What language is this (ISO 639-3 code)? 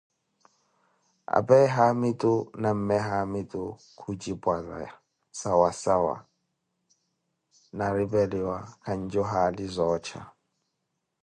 eko